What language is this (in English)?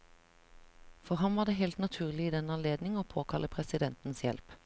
Norwegian